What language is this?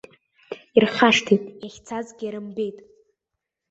Abkhazian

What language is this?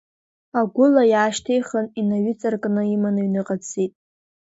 Abkhazian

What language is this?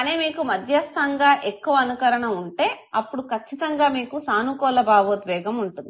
Telugu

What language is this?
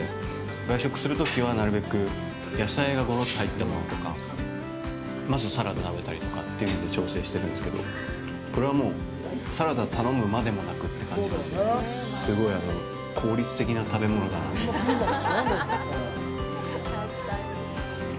Japanese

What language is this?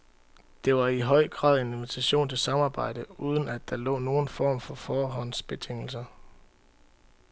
Danish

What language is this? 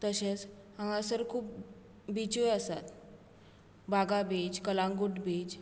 Konkani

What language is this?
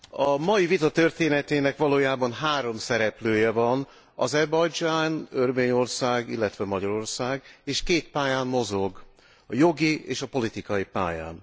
Hungarian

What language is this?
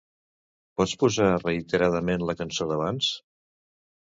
Catalan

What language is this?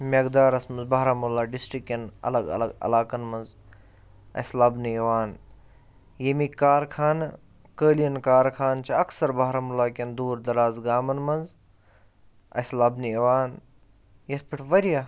Kashmiri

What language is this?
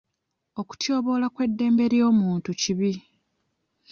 Ganda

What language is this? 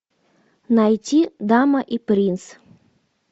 Russian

